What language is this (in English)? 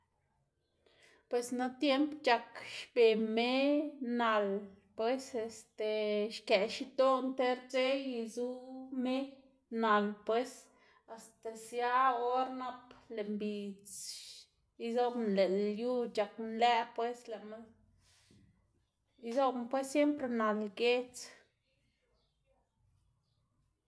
Xanaguía Zapotec